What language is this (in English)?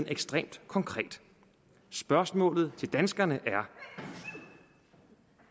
Danish